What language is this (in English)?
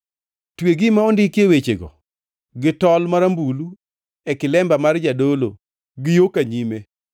Luo (Kenya and Tanzania)